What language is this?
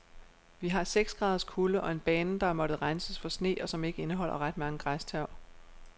Danish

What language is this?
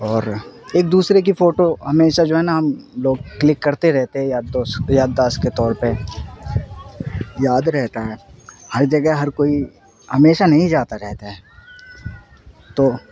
Urdu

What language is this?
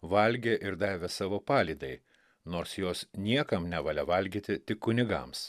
Lithuanian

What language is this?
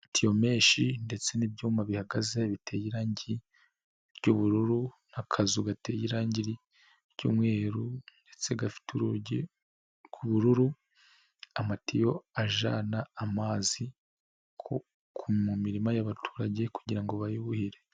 Kinyarwanda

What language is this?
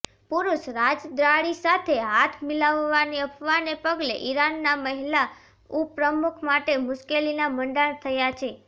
Gujarati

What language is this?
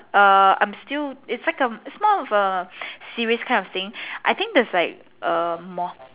English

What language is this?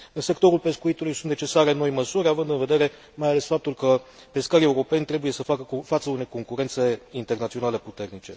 Romanian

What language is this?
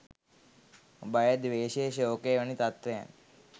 Sinhala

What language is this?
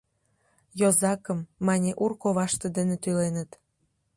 Mari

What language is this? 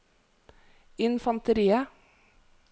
Norwegian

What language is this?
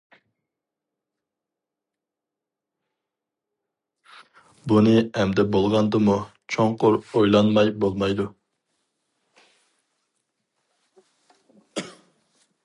Uyghur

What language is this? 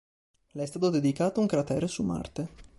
Italian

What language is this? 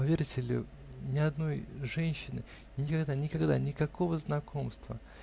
Russian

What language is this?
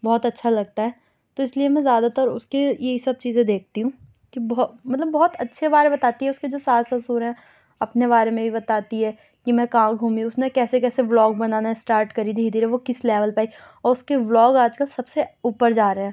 Urdu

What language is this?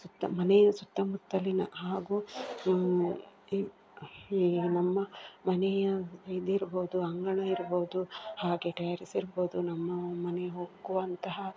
Kannada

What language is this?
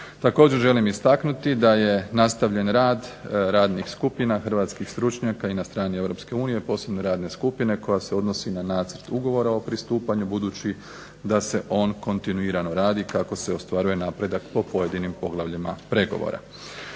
Croatian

